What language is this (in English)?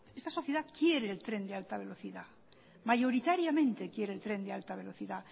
Spanish